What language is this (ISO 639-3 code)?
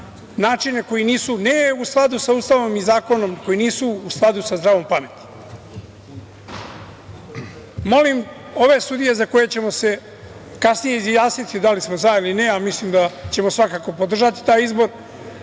srp